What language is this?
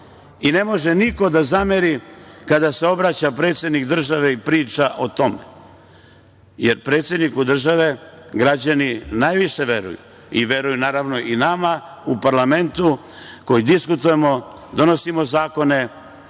Serbian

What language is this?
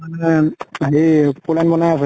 Assamese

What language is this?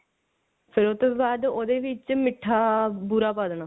Punjabi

